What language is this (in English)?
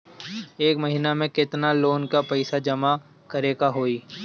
Bhojpuri